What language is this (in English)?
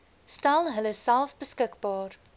Afrikaans